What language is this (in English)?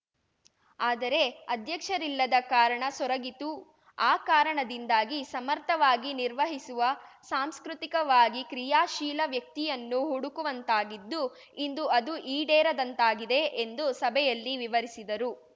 Kannada